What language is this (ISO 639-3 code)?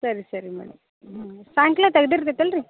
kan